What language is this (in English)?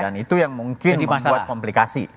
Indonesian